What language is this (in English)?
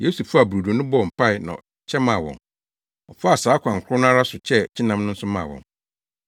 Akan